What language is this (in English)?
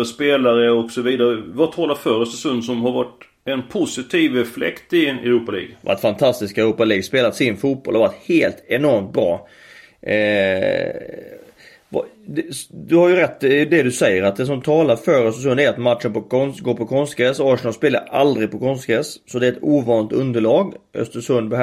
Swedish